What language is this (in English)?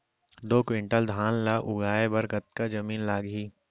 Chhattisgarhi